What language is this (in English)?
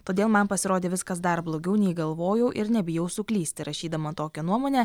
Lithuanian